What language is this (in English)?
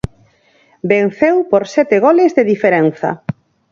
Galician